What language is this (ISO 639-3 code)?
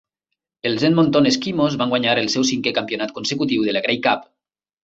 cat